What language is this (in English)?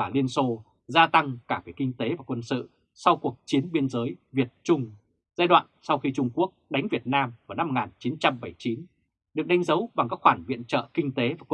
Vietnamese